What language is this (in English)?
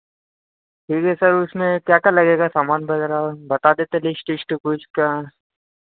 Hindi